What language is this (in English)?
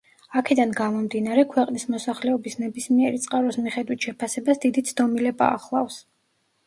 Georgian